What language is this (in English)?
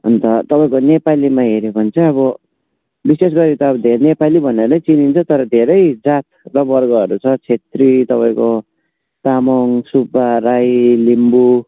Nepali